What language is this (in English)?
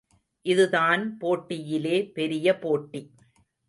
Tamil